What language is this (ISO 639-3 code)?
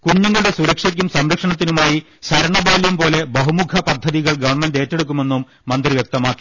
mal